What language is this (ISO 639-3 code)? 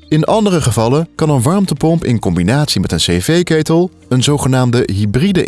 nld